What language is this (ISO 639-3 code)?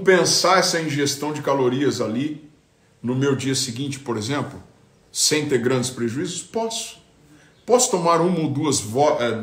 por